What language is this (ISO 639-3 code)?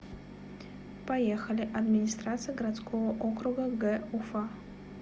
rus